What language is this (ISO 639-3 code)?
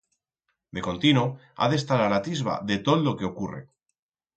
arg